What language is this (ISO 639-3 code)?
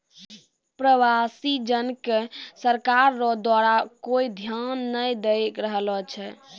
mai